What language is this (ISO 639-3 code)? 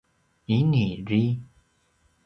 pwn